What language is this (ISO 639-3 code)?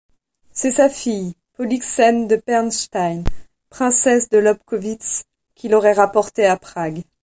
fra